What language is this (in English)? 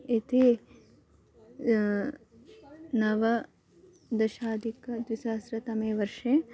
Sanskrit